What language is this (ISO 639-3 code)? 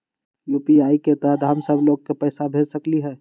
mag